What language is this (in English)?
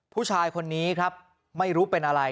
Thai